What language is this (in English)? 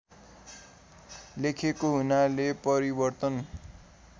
Nepali